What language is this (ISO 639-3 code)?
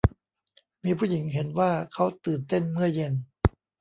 tha